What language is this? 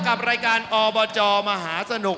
Thai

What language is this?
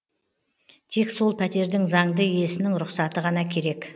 Kazakh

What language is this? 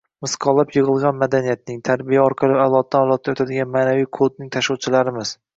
Uzbek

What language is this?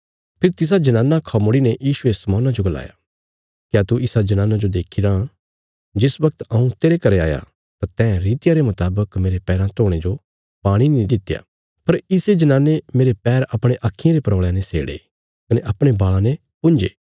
Bilaspuri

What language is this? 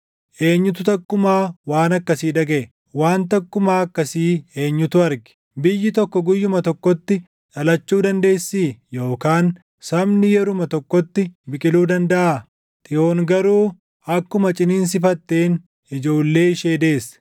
Oromo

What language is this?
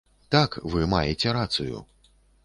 Belarusian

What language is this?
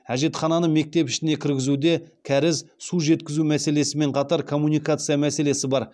Kazakh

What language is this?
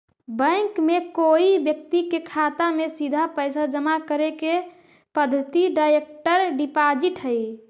Magahi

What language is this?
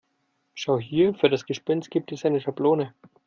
German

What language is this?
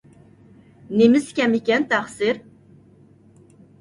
Uyghur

